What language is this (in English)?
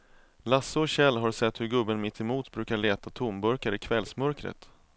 Swedish